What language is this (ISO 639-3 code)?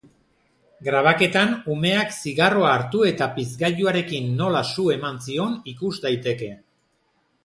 eus